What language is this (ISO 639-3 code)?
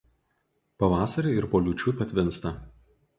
lit